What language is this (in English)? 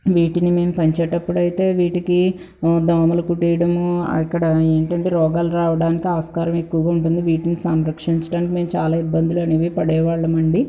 Telugu